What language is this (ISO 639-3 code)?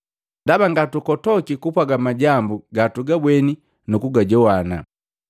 mgv